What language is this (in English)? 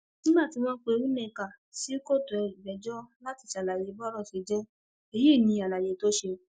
Yoruba